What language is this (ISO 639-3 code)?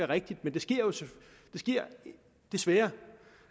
dan